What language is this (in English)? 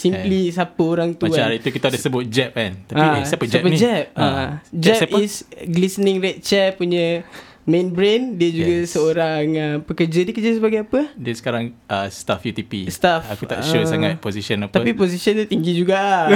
Malay